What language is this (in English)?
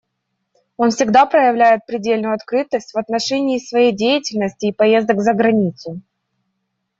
Russian